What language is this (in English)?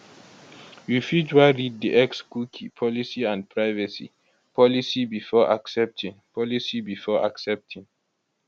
Nigerian Pidgin